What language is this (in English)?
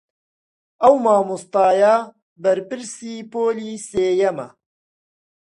Central Kurdish